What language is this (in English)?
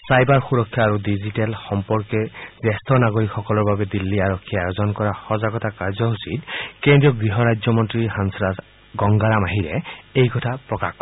Assamese